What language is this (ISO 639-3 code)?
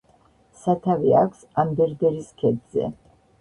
kat